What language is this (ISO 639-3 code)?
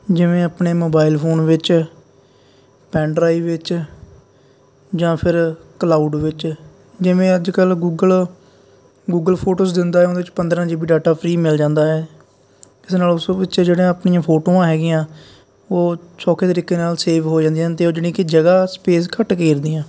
pan